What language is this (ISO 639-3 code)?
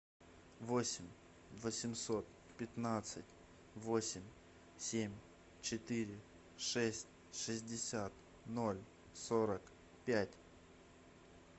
rus